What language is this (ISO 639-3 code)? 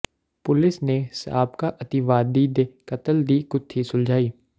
pan